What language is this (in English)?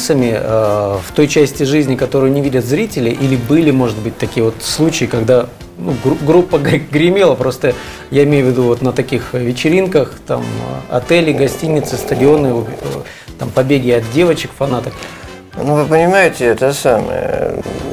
Russian